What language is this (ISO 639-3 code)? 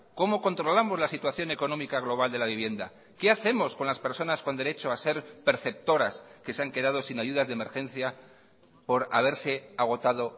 spa